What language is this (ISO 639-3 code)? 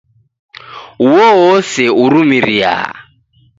dav